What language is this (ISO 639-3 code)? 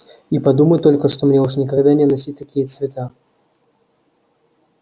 rus